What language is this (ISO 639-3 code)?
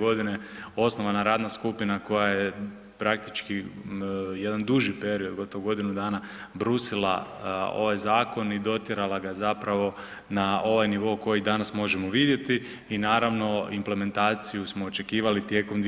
hrv